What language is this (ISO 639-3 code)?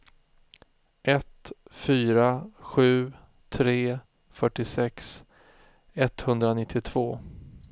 swe